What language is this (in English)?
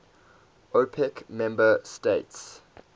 English